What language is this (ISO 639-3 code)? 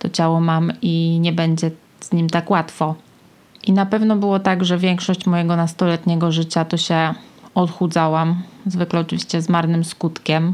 pol